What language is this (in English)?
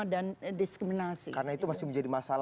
Indonesian